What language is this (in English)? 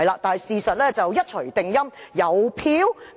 Cantonese